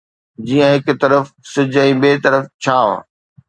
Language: Sindhi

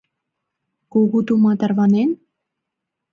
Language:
Mari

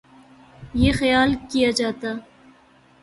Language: Urdu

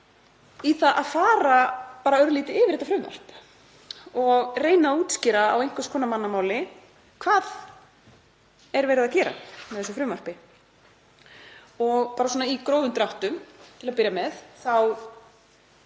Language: Icelandic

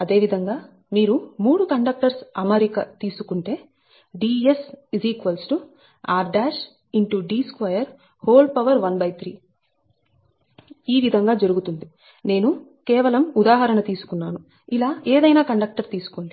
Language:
Telugu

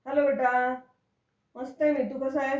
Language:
Marathi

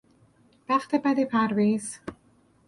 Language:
Persian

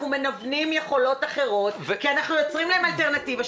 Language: Hebrew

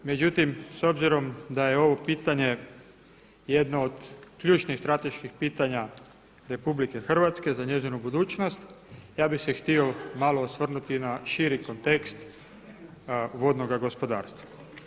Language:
Croatian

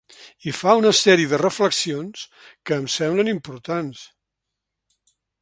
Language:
Catalan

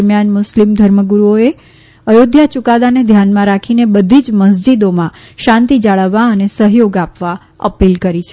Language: Gujarati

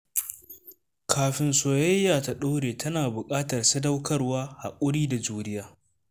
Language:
Hausa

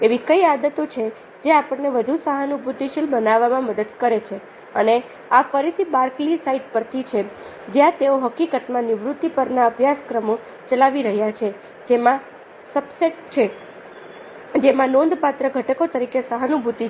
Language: Gujarati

